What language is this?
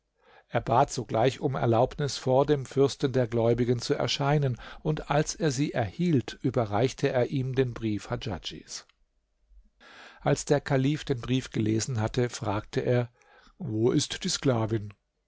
German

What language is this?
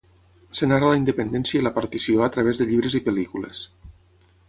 Catalan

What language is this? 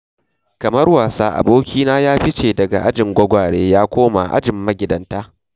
Hausa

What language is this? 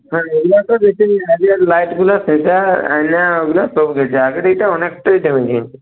Bangla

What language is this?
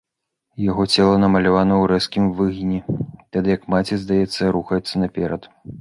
Belarusian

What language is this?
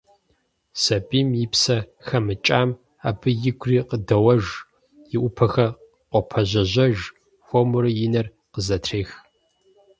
Kabardian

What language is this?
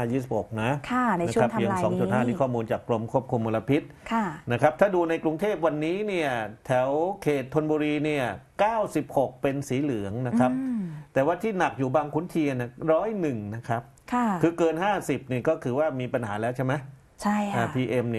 Thai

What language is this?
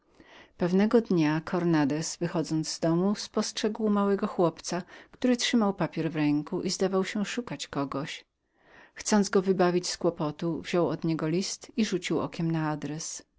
Polish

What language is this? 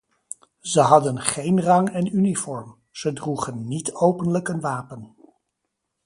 Dutch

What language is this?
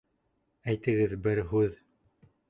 Bashkir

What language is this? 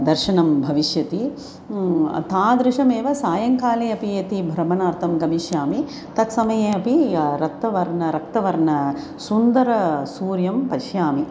Sanskrit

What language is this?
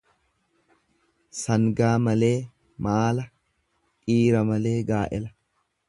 Oromo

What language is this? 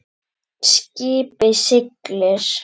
Icelandic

